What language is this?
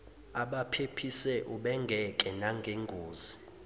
Zulu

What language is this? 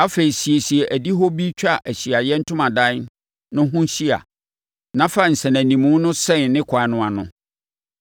Akan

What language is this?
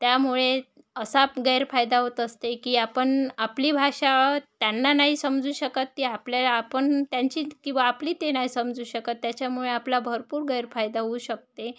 Marathi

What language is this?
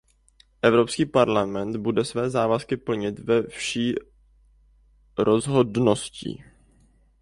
Czech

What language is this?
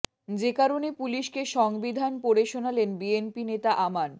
Bangla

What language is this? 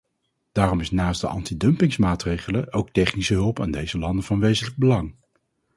Dutch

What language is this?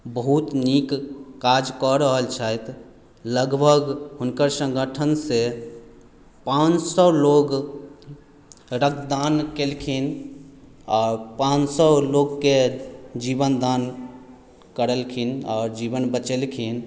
Maithili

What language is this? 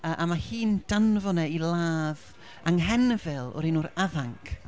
Welsh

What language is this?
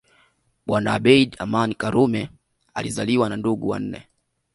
Swahili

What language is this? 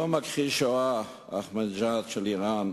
Hebrew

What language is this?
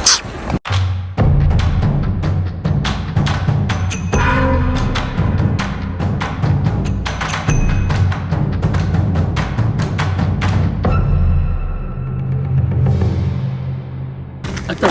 French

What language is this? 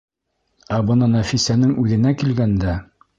Bashkir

